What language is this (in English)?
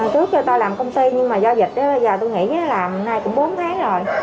Vietnamese